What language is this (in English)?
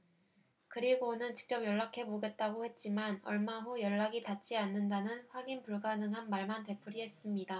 Korean